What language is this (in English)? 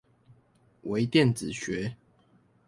Chinese